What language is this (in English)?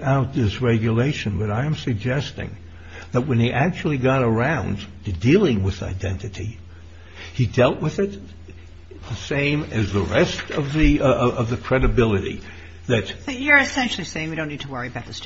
English